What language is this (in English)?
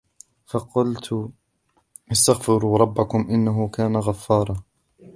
Arabic